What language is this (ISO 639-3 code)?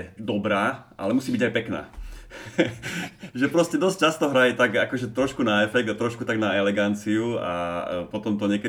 slk